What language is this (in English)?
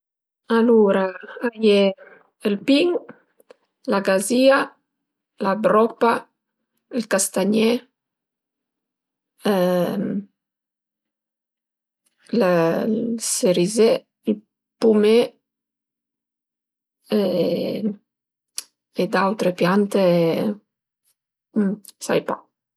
Piedmontese